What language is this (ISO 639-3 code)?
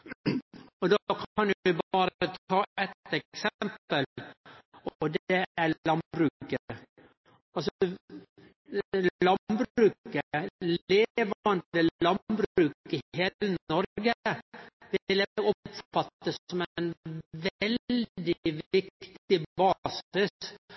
nno